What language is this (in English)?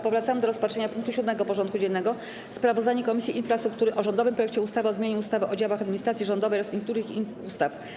Polish